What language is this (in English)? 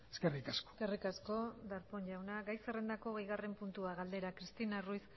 Basque